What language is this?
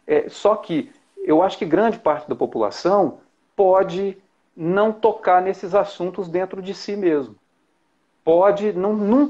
Portuguese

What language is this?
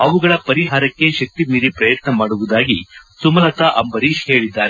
Kannada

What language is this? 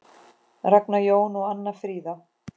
Icelandic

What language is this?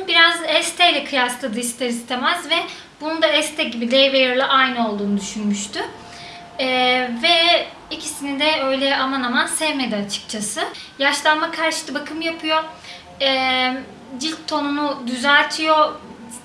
Turkish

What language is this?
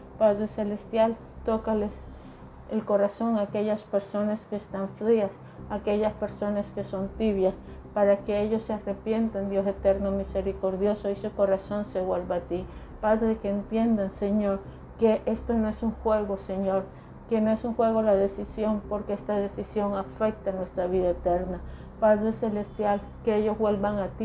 Spanish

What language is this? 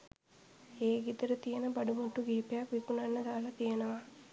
Sinhala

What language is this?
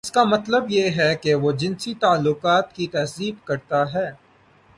Urdu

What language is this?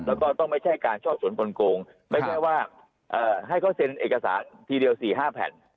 Thai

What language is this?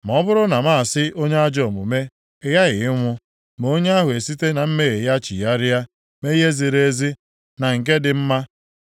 Igbo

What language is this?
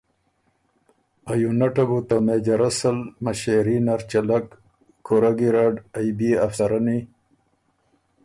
Ormuri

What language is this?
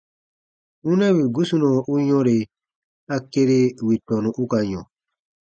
Baatonum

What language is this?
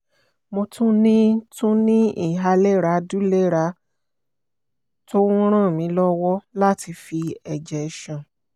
Yoruba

